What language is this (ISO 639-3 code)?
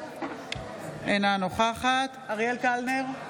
heb